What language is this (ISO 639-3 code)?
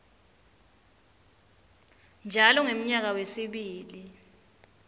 ssw